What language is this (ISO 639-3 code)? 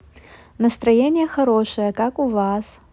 rus